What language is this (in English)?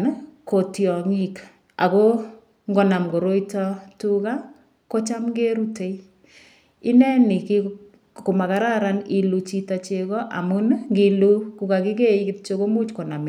Kalenjin